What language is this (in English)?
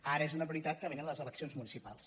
Catalan